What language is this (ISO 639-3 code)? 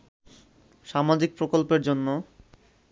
ben